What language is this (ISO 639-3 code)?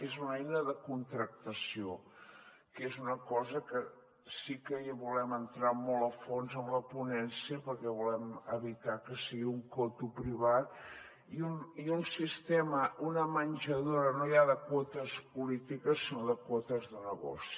cat